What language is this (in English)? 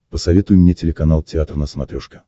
Russian